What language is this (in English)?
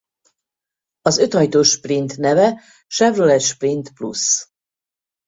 Hungarian